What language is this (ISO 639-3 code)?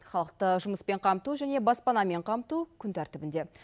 kaz